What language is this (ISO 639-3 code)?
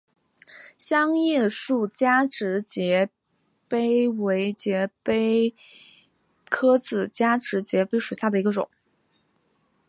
zho